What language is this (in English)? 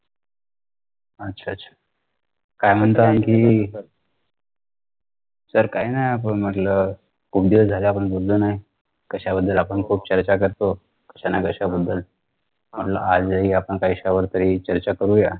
Marathi